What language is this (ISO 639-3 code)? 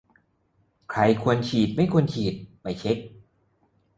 tha